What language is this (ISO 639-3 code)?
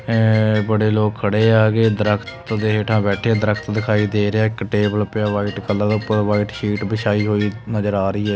pan